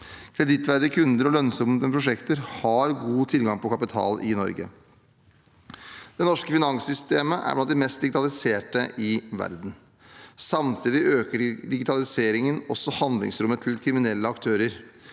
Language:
Norwegian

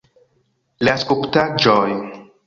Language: Esperanto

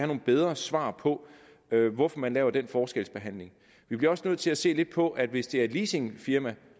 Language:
Danish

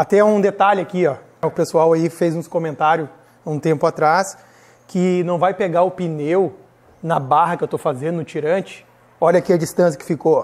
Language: Portuguese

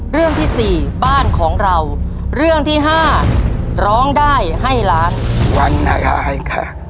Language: Thai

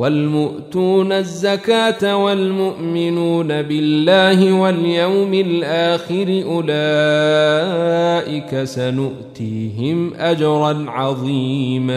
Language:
Arabic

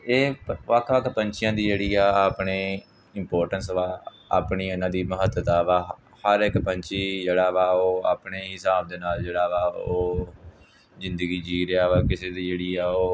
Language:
Punjabi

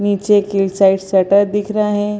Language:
Hindi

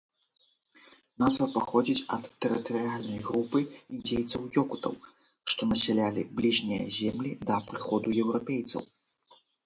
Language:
Belarusian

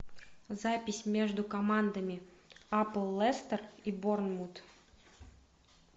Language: Russian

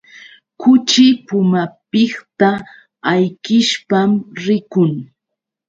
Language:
Yauyos Quechua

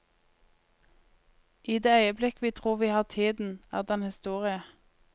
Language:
Norwegian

